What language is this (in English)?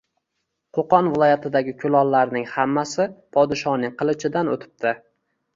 Uzbek